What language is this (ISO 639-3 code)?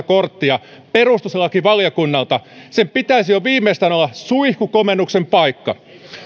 fin